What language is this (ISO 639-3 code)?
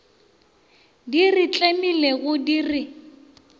nso